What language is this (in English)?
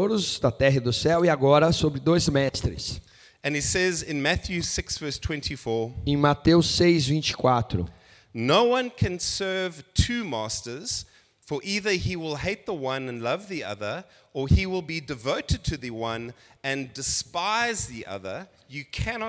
Portuguese